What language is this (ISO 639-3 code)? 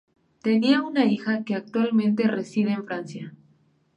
spa